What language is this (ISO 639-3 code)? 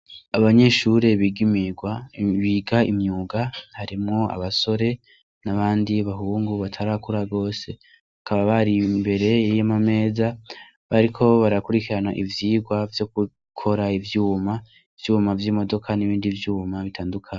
run